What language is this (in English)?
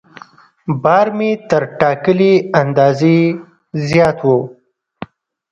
Pashto